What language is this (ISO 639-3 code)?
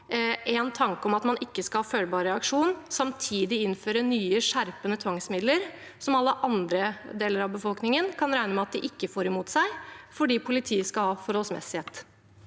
nor